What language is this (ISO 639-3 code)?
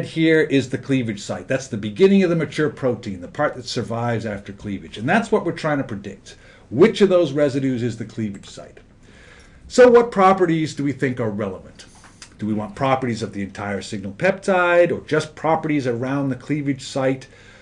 eng